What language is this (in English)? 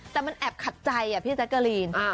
Thai